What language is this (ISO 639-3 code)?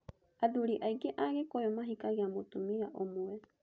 kik